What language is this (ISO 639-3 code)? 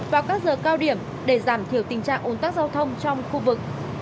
vie